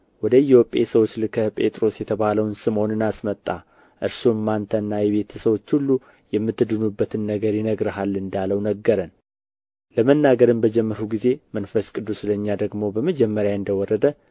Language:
Amharic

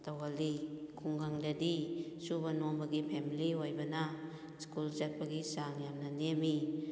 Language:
Manipuri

